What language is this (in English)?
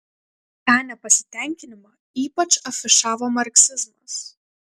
Lithuanian